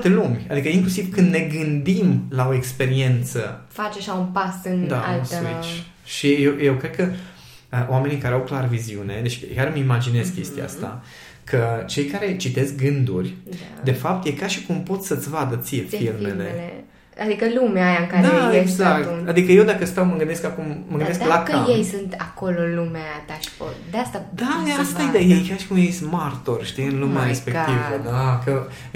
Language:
Romanian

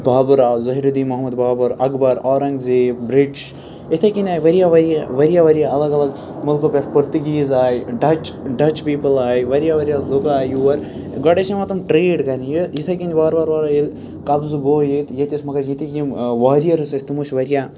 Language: Kashmiri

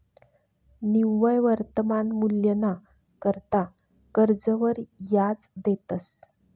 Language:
Marathi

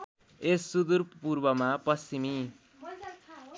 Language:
Nepali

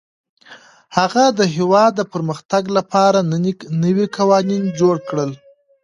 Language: Pashto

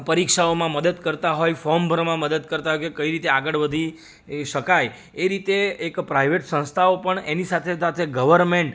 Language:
Gujarati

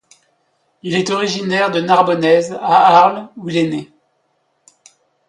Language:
French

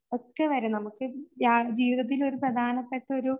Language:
Malayalam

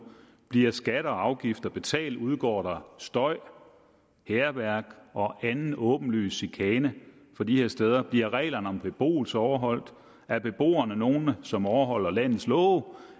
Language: Danish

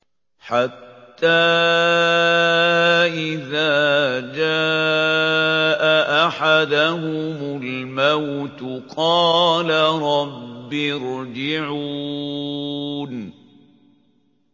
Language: Arabic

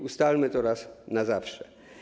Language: Polish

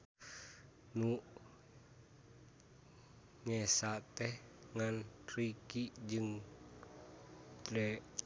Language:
Sundanese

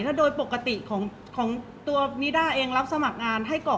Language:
Thai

